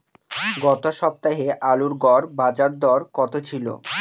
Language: Bangla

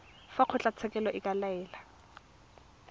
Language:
Tswana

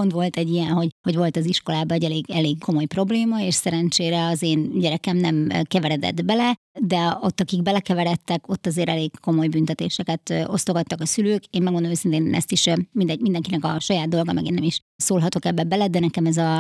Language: Hungarian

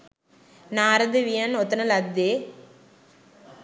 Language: Sinhala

